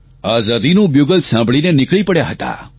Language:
Gujarati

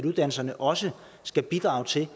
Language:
Danish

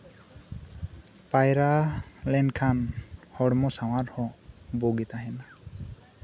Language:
Santali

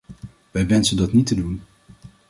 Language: Dutch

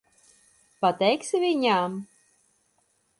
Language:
Latvian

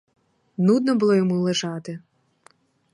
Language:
Ukrainian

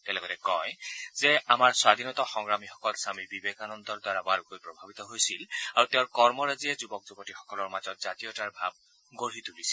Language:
Assamese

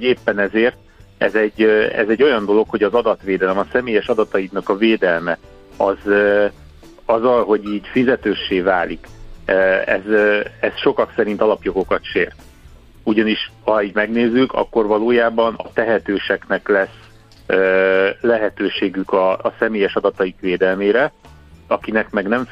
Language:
Hungarian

